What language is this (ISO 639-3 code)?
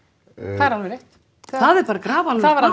isl